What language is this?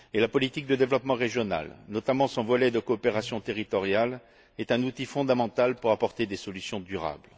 French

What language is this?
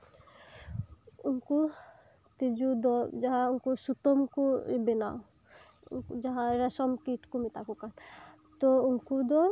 Santali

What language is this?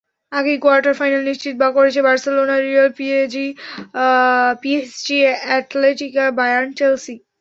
Bangla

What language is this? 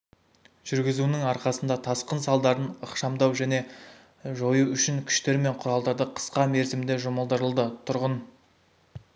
Kazakh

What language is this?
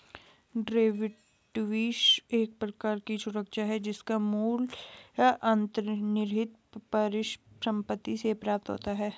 Hindi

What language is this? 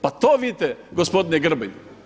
Croatian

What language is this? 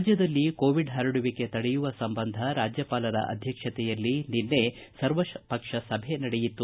Kannada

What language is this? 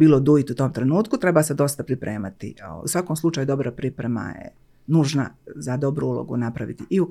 Croatian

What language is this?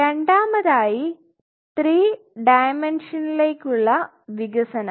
Malayalam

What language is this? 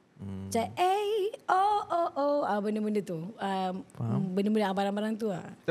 Malay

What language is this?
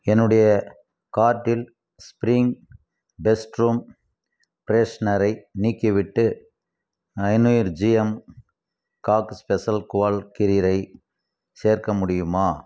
Tamil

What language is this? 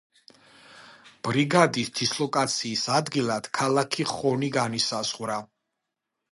Georgian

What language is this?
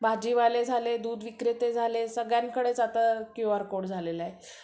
Marathi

